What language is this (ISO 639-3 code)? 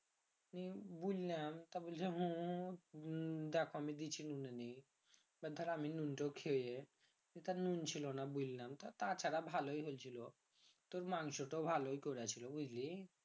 ben